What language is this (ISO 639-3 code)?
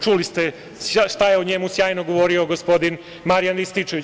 srp